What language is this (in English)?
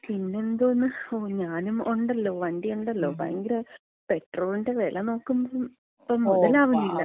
Malayalam